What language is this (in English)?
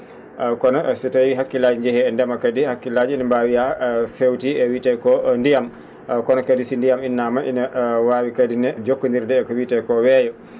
Fula